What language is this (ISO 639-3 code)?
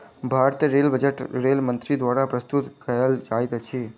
mai